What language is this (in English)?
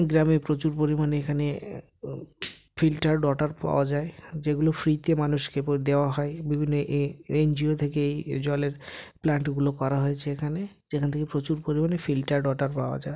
Bangla